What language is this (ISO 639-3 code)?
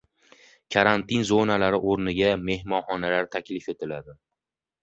uzb